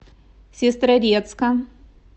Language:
Russian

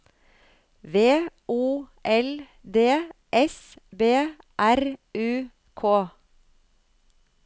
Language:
Norwegian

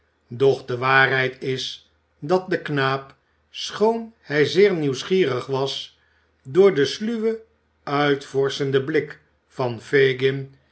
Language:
Dutch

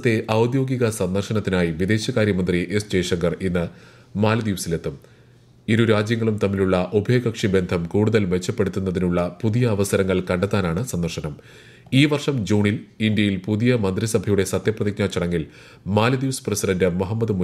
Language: Malayalam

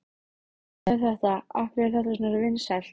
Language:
Icelandic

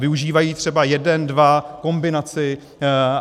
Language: Czech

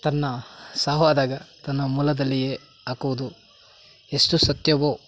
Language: Kannada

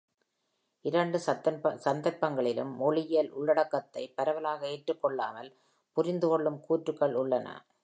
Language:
Tamil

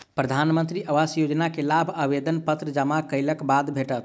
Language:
Maithili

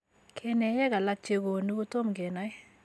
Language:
Kalenjin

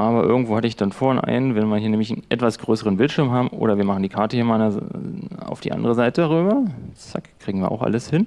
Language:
German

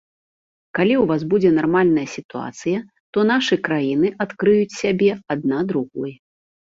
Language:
Belarusian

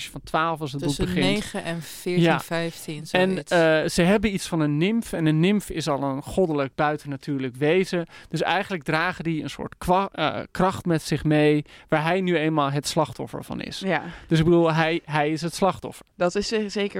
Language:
Dutch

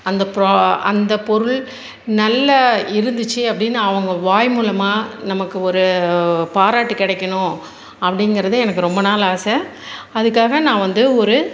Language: Tamil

